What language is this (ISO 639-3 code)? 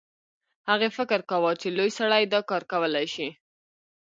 pus